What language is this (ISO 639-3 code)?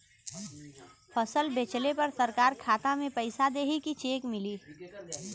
bho